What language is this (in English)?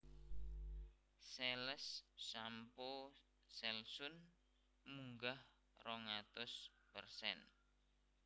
Javanese